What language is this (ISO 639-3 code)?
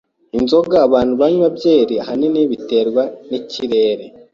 kin